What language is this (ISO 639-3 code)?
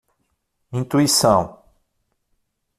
por